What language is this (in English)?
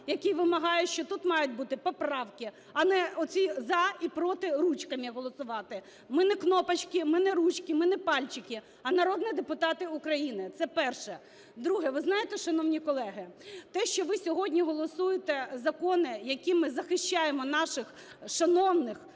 Ukrainian